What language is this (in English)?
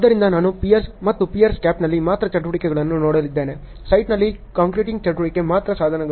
Kannada